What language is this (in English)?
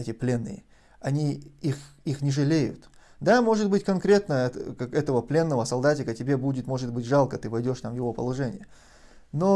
Russian